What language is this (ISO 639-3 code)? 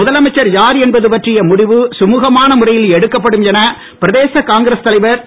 tam